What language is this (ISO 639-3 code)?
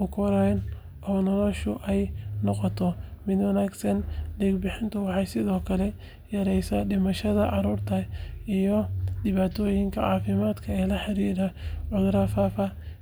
som